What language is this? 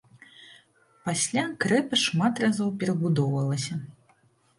Belarusian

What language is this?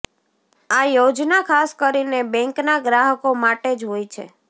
Gujarati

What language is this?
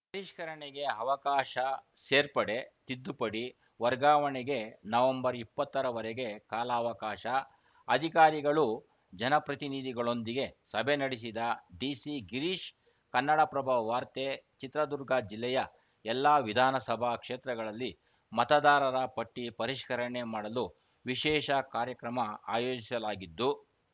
Kannada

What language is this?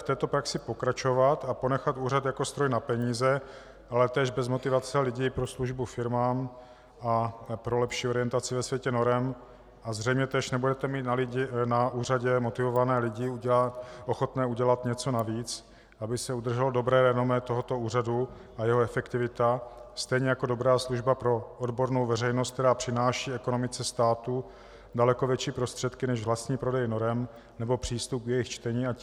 Czech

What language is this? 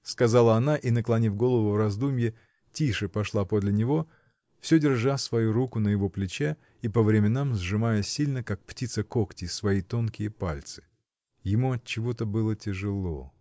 Russian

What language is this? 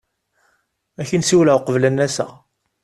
Kabyle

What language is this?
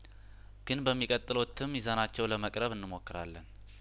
Amharic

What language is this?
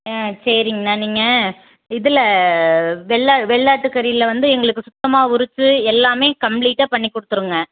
Tamil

